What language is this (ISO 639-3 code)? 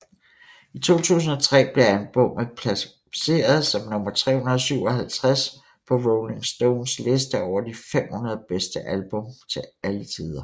dan